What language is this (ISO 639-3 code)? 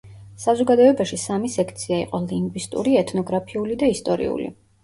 kat